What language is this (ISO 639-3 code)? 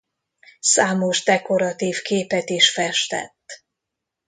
hun